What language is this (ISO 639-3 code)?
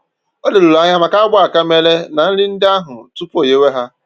ibo